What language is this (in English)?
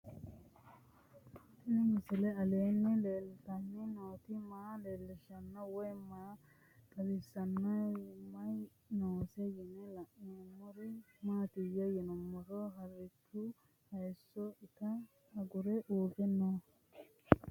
Sidamo